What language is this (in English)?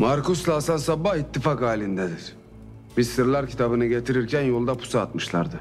Turkish